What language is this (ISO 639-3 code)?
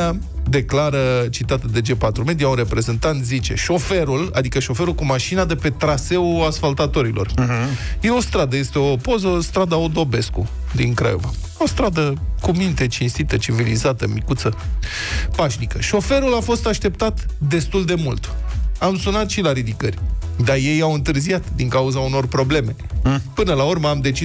ron